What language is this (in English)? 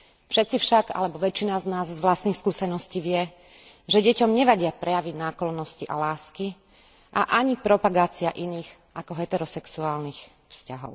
Slovak